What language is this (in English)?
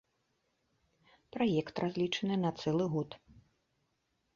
Belarusian